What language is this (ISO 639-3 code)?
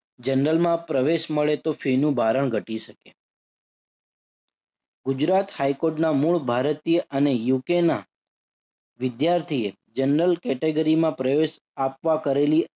guj